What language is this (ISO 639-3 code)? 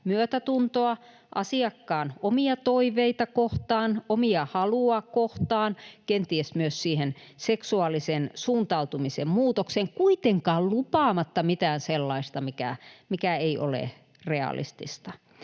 fin